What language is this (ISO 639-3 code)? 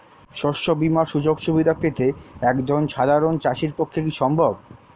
ben